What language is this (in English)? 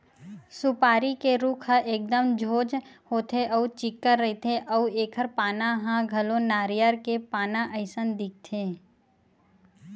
Chhattisgarhi